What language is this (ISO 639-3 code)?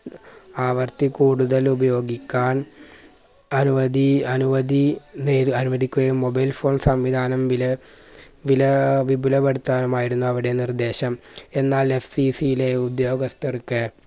mal